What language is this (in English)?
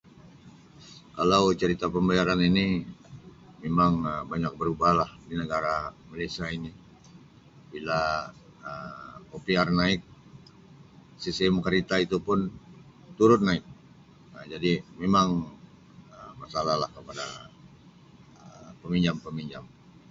Sabah Malay